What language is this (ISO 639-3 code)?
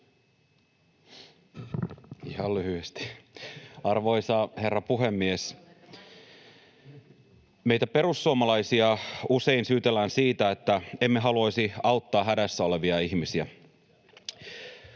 fin